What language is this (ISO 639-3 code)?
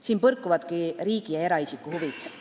est